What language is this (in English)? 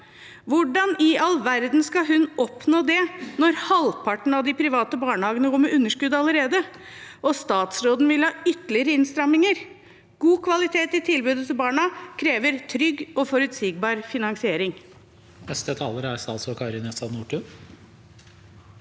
Norwegian